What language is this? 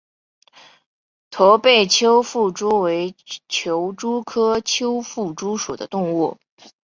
Chinese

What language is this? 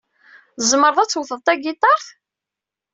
Kabyle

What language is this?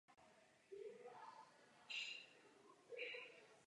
Czech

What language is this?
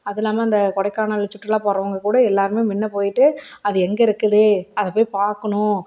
Tamil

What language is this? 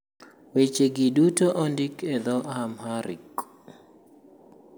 Luo (Kenya and Tanzania)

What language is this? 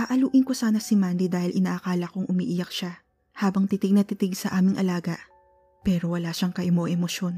Filipino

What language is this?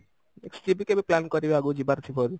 Odia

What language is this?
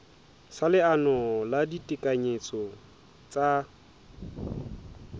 Southern Sotho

